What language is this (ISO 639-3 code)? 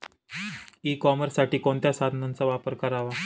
mar